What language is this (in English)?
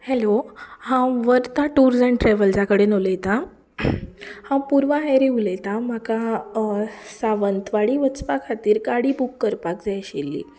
Konkani